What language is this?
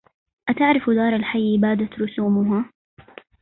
Arabic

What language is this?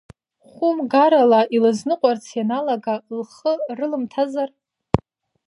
Abkhazian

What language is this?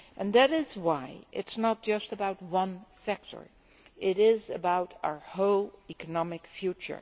English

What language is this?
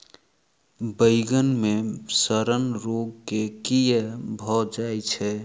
Maithili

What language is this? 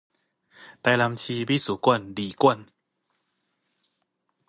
Min Nan Chinese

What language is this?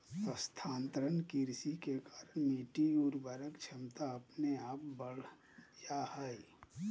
Magahi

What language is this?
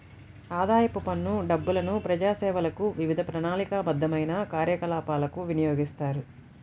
Telugu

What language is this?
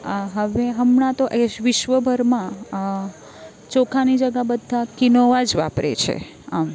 Gujarati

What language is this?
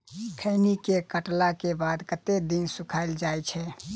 Maithili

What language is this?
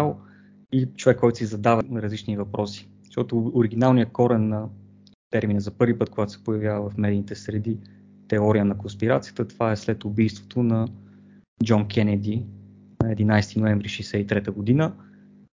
Bulgarian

